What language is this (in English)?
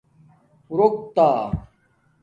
Domaaki